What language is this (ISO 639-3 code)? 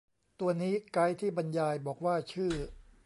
tha